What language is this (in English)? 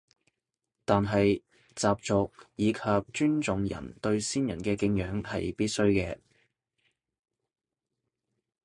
Cantonese